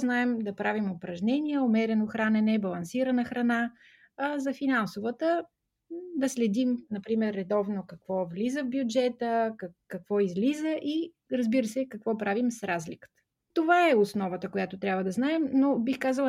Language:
Bulgarian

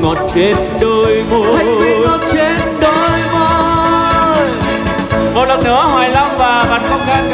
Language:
Vietnamese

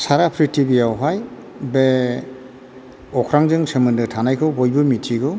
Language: Bodo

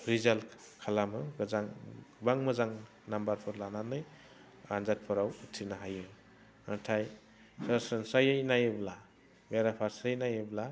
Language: Bodo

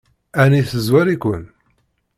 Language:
Kabyle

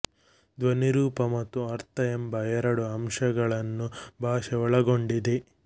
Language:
Kannada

